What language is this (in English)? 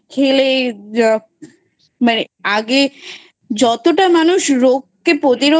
Bangla